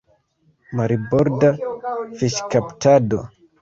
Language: Esperanto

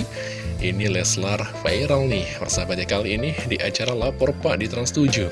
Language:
Indonesian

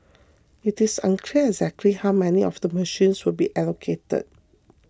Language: English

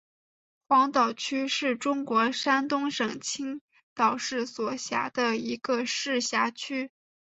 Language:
Chinese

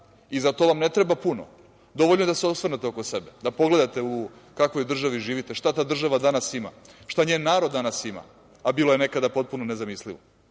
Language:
Serbian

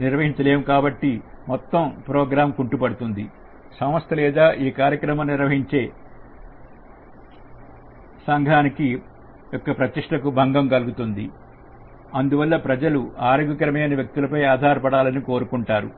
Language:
Telugu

